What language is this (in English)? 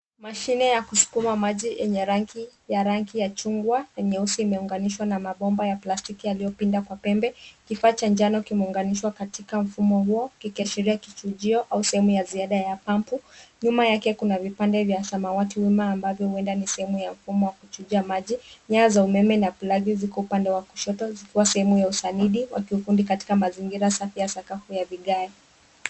Swahili